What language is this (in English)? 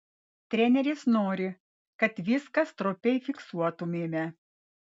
Lithuanian